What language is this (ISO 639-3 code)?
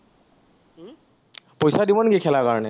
asm